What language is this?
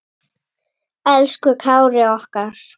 Icelandic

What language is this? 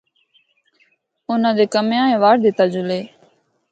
Northern Hindko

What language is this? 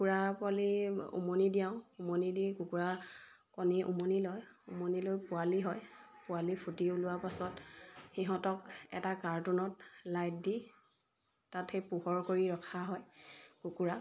Assamese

